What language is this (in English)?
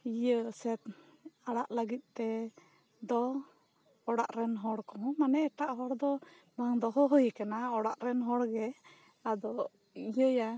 Santali